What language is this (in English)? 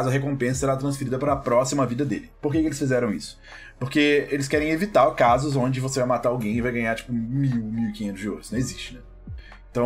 Portuguese